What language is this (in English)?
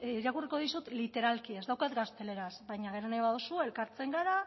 Basque